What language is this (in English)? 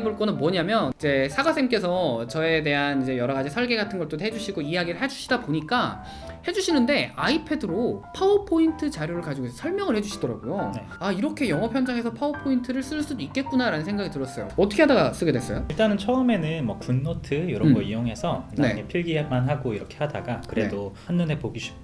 Korean